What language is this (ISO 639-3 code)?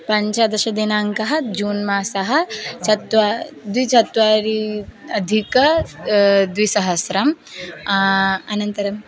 san